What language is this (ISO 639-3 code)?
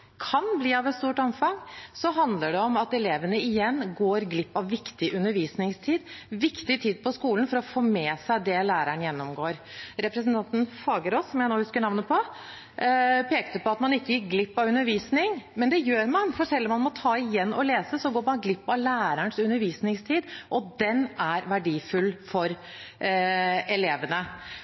nob